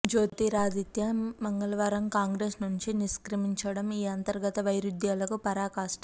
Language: Telugu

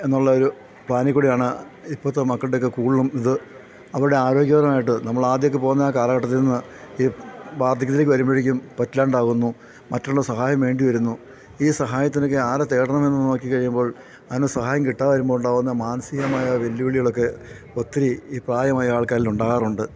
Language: Malayalam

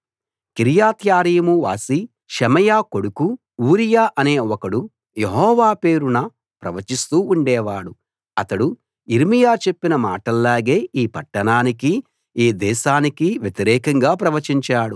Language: Telugu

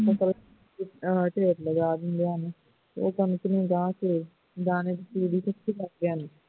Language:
Punjabi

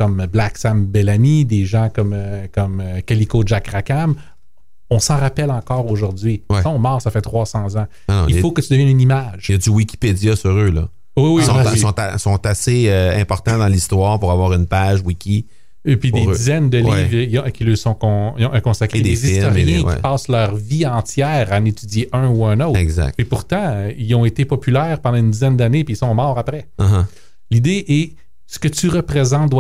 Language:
French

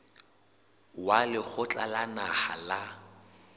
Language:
Southern Sotho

